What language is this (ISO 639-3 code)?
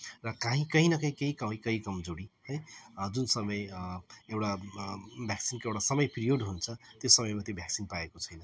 nep